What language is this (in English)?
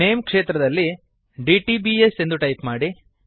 Kannada